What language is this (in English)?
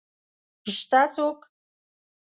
Pashto